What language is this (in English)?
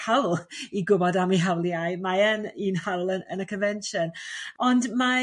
Welsh